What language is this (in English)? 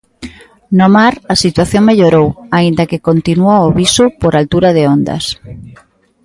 Galician